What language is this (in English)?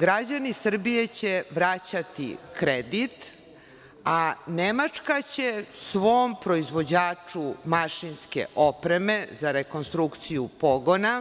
Serbian